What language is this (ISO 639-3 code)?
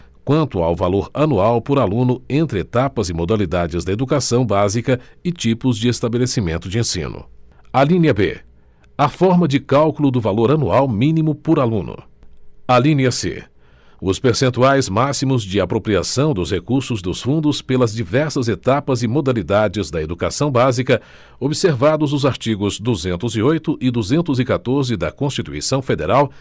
por